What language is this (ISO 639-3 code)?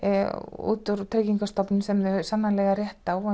isl